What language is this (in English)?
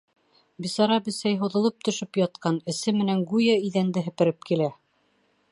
Bashkir